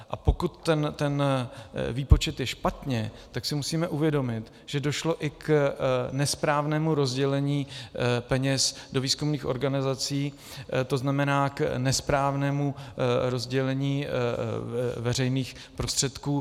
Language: Czech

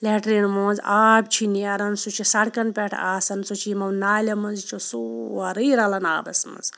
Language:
Kashmiri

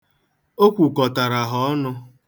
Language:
Igbo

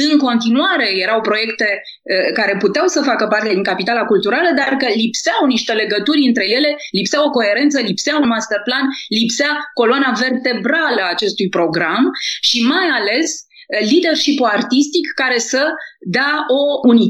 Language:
Romanian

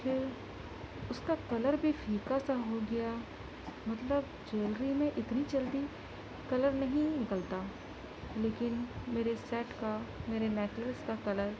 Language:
Urdu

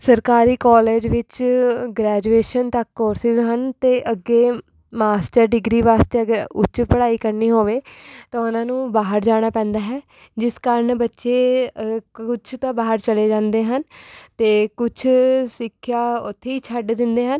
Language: Punjabi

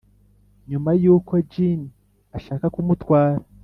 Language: Kinyarwanda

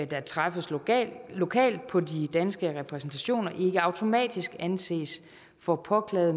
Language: Danish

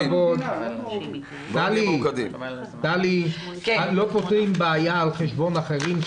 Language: Hebrew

